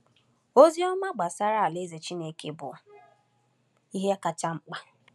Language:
Igbo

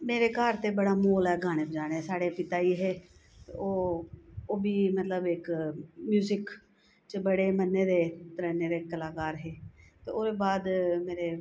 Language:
Dogri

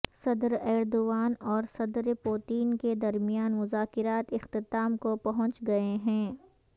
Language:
Urdu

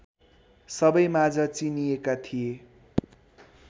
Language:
Nepali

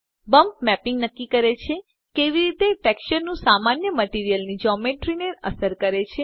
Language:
Gujarati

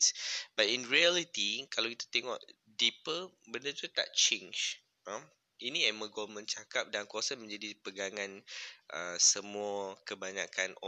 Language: Malay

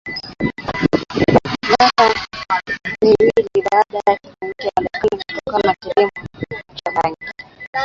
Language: Swahili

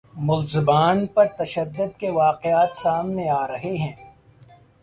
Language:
Urdu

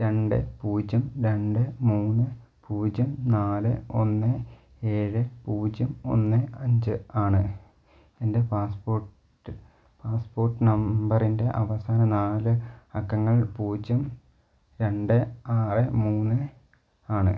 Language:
Malayalam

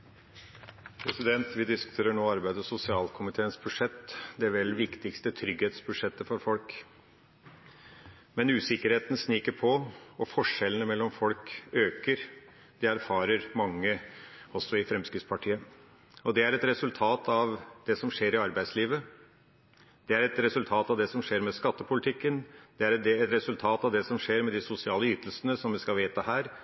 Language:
Norwegian Bokmål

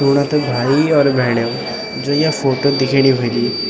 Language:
Garhwali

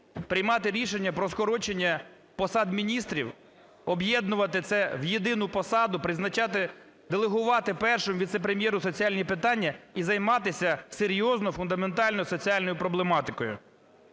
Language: Ukrainian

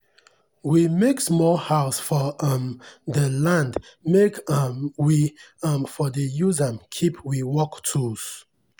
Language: Nigerian Pidgin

